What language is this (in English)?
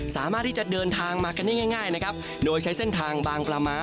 Thai